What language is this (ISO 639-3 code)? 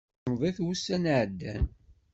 kab